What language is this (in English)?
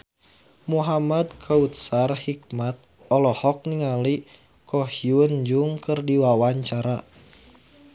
Sundanese